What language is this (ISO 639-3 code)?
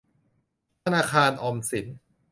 tha